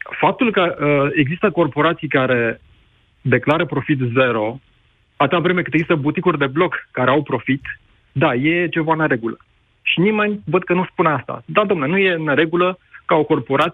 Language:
Romanian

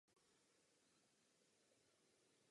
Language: Czech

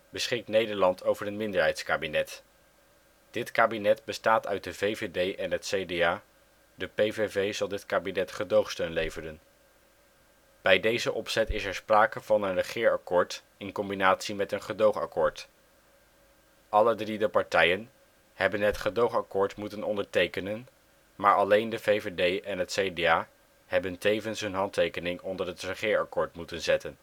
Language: Dutch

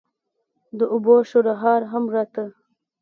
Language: Pashto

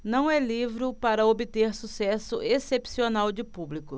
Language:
Portuguese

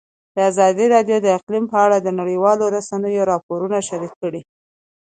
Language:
Pashto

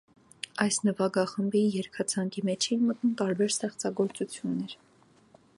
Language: Armenian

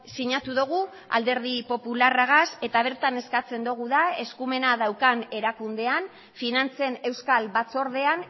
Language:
Basque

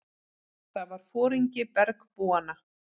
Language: Icelandic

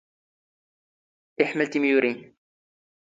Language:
Standard Moroccan Tamazight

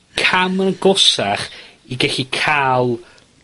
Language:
Welsh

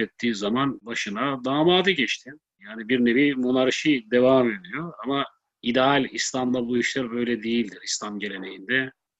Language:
Turkish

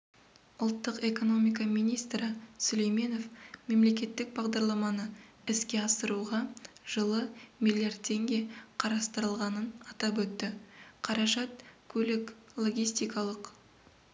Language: Kazakh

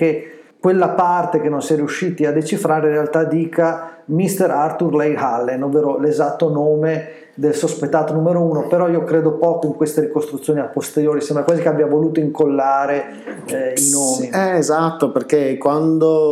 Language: Italian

